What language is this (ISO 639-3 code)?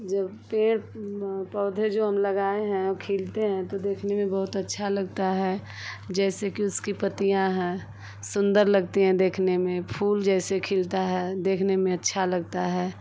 hin